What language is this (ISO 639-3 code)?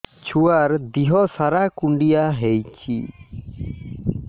ori